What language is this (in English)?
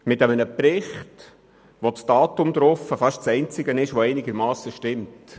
Swiss German